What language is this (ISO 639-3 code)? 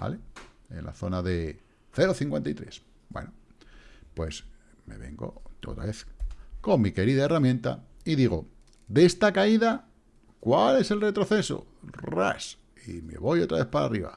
spa